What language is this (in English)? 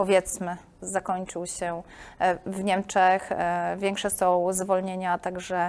Polish